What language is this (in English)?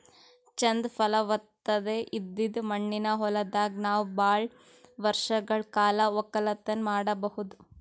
Kannada